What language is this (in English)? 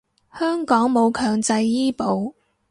Cantonese